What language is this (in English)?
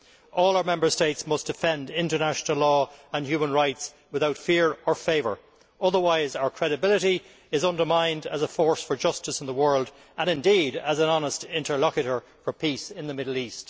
English